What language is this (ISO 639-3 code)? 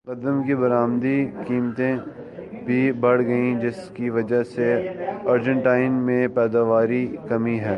urd